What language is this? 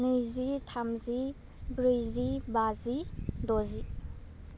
Bodo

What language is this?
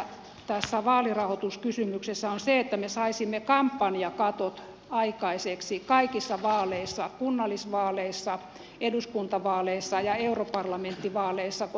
Finnish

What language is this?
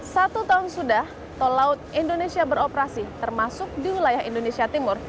Indonesian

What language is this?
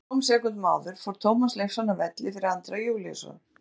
Icelandic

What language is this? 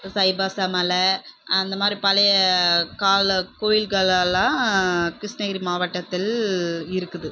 Tamil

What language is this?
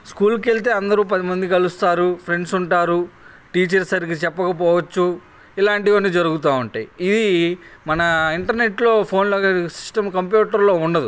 Telugu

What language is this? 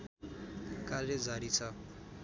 Nepali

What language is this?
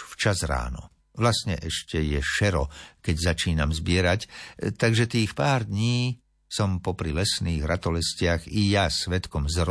Slovak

